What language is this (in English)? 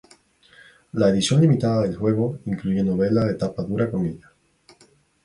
Spanish